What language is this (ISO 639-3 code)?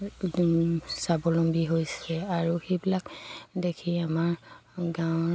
asm